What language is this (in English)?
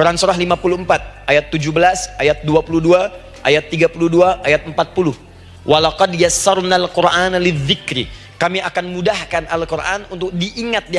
Indonesian